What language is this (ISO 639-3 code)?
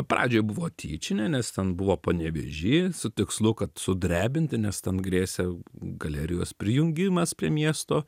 lit